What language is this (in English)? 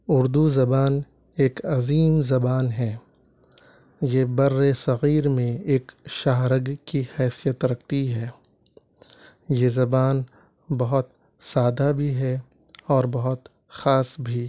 Urdu